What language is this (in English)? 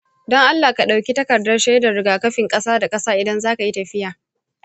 Hausa